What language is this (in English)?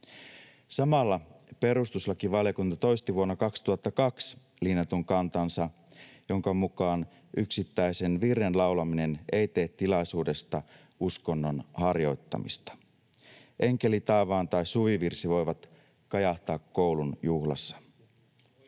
Finnish